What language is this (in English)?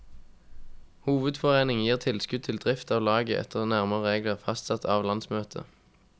Norwegian